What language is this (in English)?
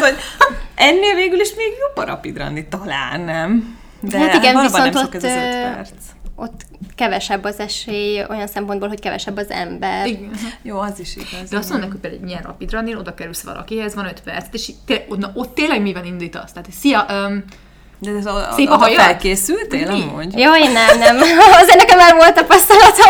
Hungarian